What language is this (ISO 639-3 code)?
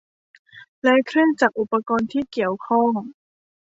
tha